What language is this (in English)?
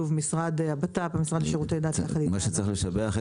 Hebrew